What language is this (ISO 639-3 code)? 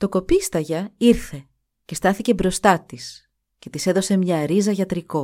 ell